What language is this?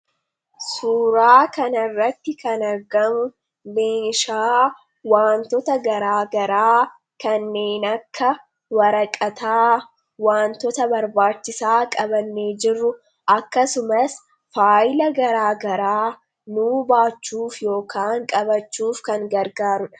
Oromo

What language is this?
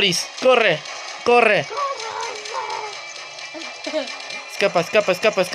Spanish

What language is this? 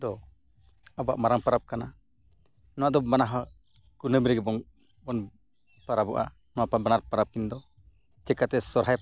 Santali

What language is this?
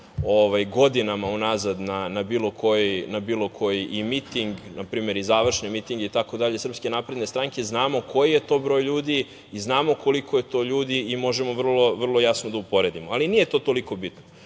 Serbian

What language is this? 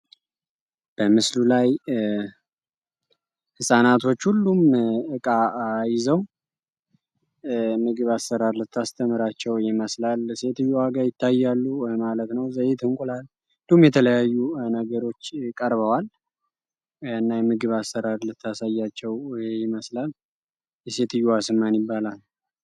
Amharic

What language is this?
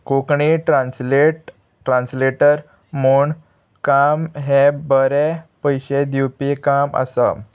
Konkani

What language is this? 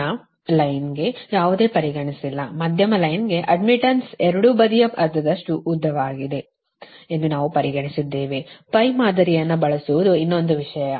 Kannada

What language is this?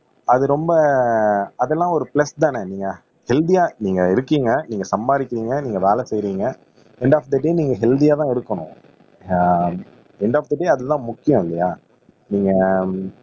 Tamil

